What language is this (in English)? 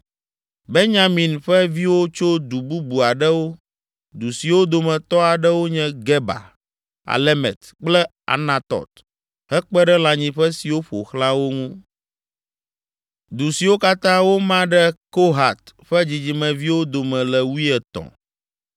Ewe